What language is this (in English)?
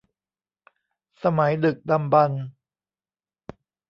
Thai